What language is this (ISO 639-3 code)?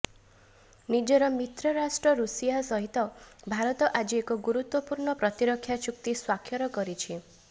ori